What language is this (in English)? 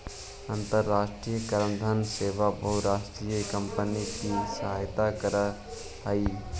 Magahi